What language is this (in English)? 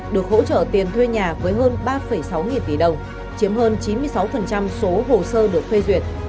Vietnamese